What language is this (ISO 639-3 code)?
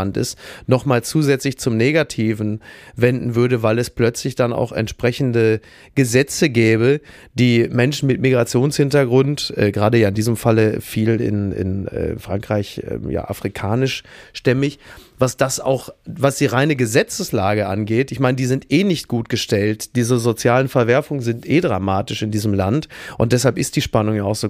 deu